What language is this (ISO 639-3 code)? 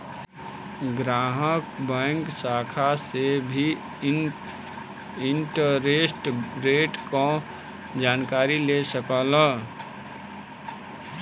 bho